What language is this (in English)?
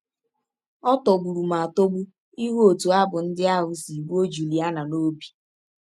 Igbo